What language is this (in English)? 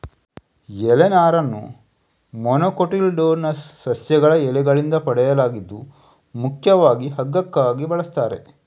Kannada